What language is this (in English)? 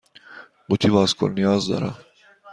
Persian